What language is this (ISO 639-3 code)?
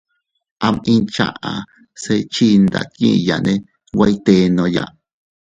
cut